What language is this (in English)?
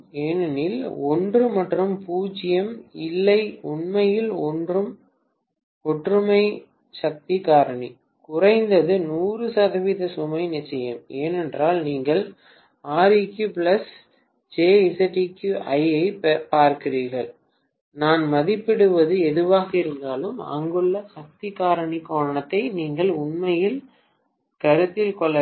Tamil